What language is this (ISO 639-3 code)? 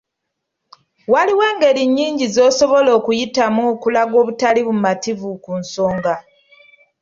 lug